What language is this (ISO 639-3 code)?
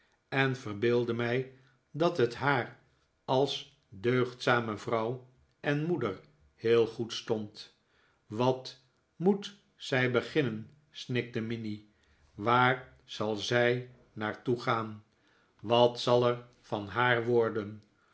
nld